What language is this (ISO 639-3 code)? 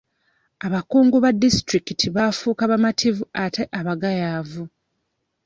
lug